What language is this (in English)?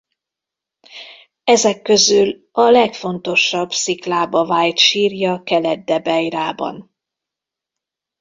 Hungarian